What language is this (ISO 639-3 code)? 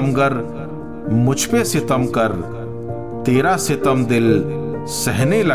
hin